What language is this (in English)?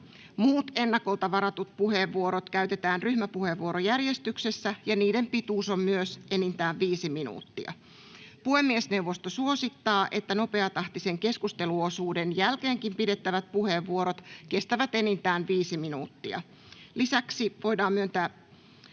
Finnish